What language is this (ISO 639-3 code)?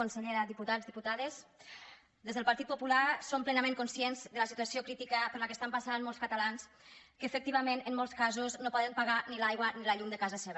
cat